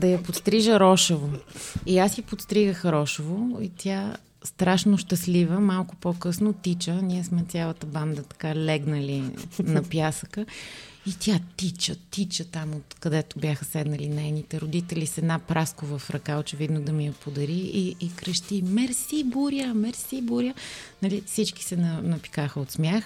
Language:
Bulgarian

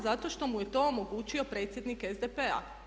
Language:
Croatian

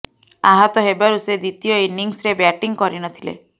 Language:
Odia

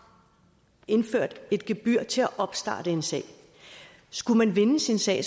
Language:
Danish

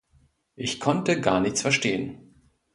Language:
German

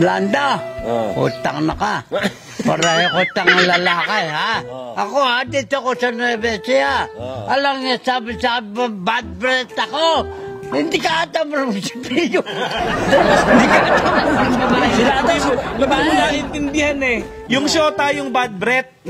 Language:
Filipino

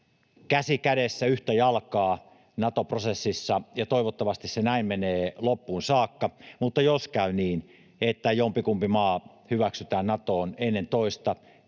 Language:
Finnish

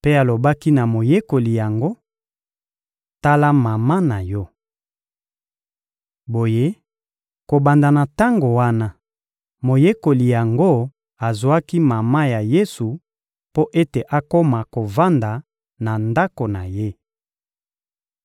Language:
Lingala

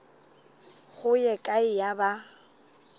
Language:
Northern Sotho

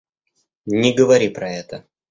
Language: Russian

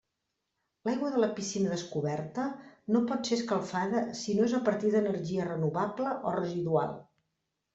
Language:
Catalan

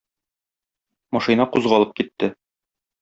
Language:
Tatar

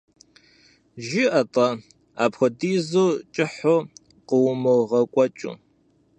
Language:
Kabardian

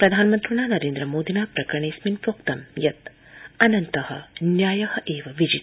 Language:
Sanskrit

